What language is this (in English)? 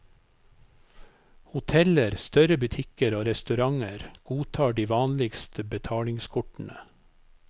Norwegian